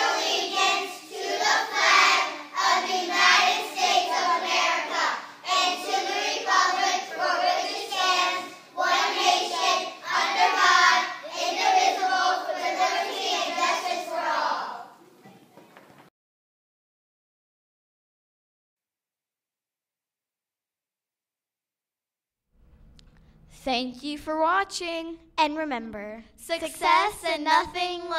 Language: English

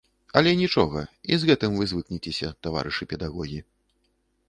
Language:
Belarusian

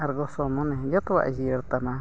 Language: Santali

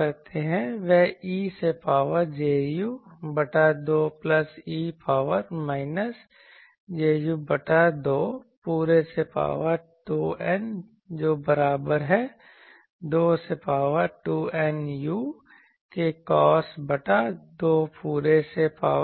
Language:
Hindi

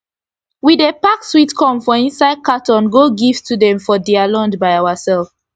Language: Nigerian Pidgin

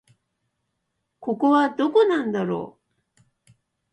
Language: Japanese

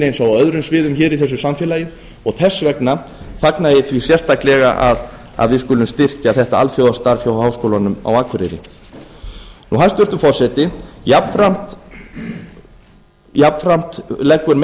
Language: Icelandic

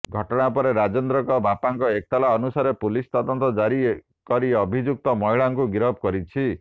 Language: Odia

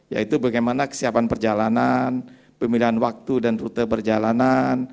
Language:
Indonesian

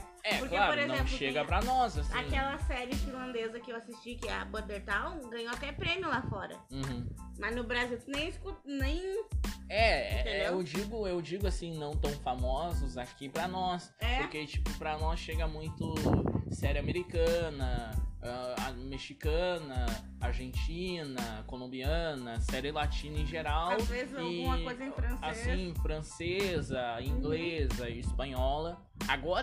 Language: Portuguese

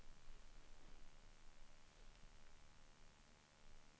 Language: Swedish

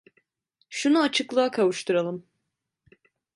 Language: Turkish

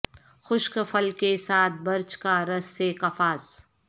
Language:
Urdu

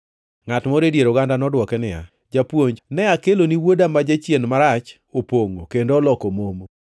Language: Luo (Kenya and Tanzania)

